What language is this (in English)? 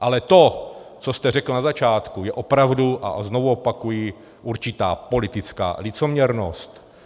Czech